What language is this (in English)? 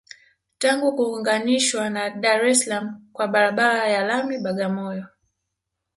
Swahili